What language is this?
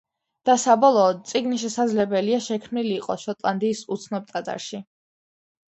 Georgian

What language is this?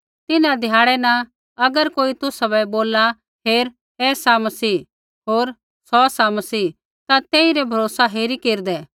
Kullu Pahari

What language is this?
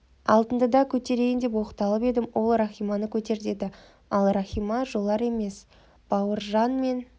Kazakh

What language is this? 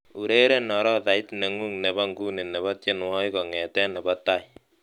Kalenjin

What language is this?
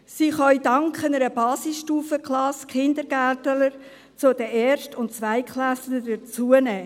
Swiss German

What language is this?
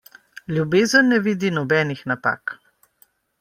Slovenian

